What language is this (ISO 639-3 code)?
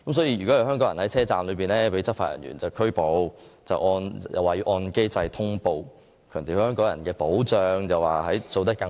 yue